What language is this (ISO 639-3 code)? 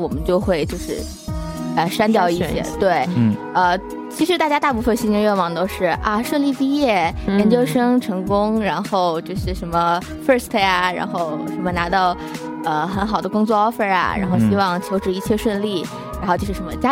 zho